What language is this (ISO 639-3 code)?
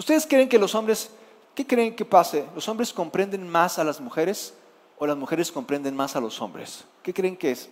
spa